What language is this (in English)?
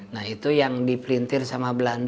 Indonesian